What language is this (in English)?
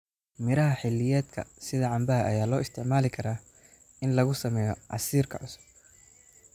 Somali